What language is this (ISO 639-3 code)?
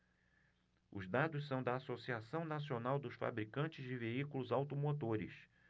por